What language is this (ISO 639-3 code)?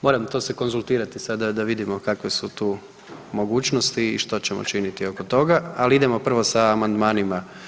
hrv